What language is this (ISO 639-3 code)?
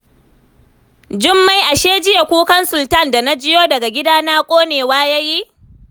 hau